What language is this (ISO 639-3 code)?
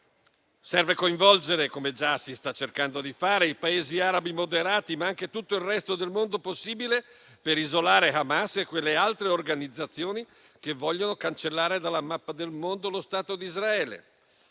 ita